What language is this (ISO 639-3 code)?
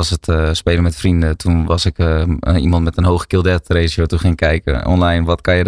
nld